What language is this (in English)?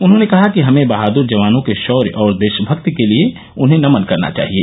Hindi